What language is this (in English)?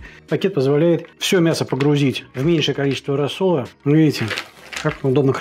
Russian